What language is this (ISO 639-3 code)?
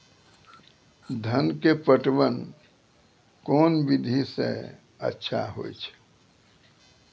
mai